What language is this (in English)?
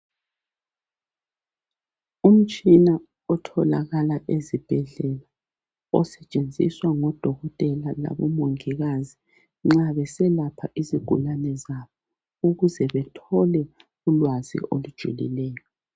North Ndebele